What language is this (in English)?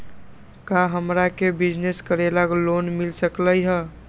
Magahi